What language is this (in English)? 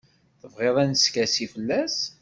Kabyle